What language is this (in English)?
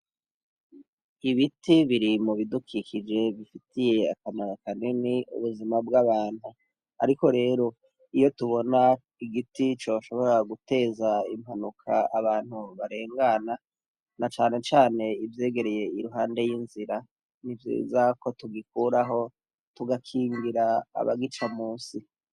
Rundi